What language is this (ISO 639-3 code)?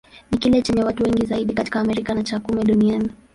swa